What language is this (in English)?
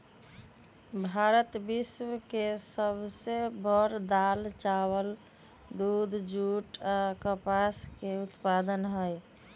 Magahi